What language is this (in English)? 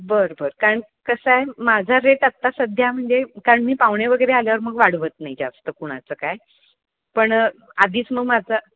Marathi